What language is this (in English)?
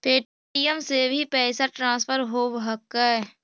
Magahi